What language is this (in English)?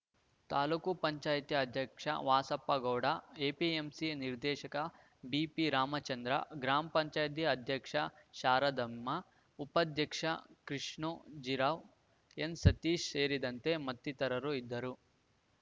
Kannada